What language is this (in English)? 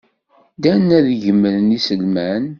Kabyle